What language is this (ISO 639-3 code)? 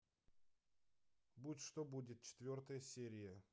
rus